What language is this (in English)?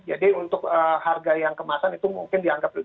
Indonesian